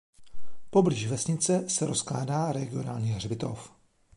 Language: Czech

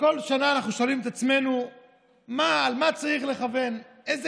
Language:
Hebrew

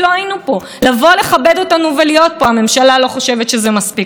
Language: Hebrew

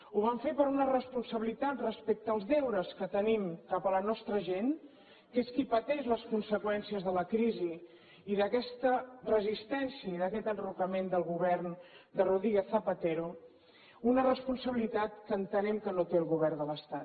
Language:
Catalan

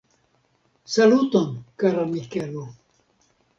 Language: Esperanto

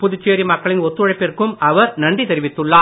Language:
Tamil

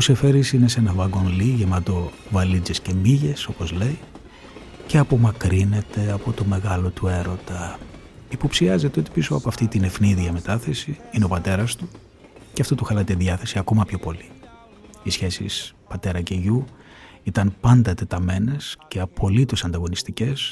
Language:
Greek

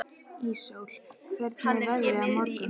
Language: Icelandic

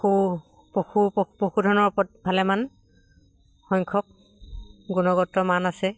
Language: Assamese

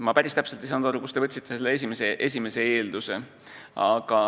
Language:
Estonian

